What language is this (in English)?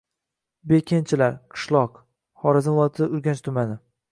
Uzbek